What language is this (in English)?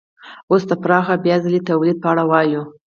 Pashto